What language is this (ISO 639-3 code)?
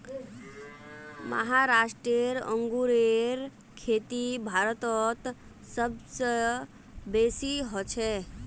mag